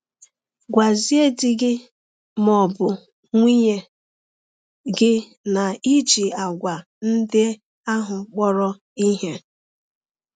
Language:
Igbo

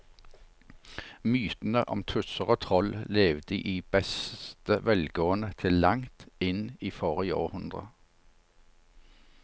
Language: Norwegian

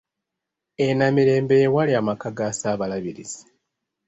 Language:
Ganda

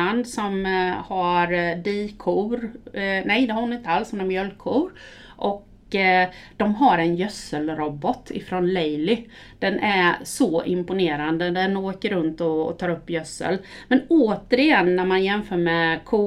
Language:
Swedish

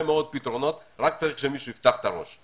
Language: Hebrew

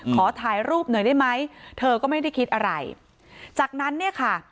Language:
Thai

